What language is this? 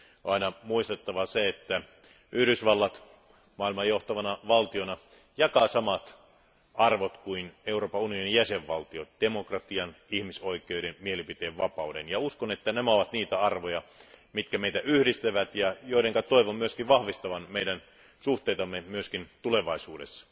Finnish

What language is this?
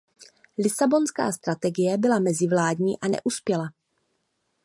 Czech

